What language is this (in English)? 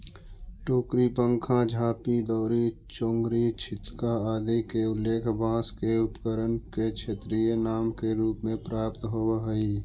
Magahi